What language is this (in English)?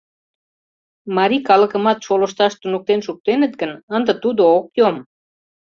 Mari